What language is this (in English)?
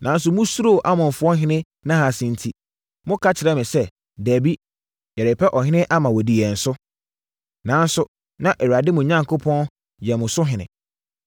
Akan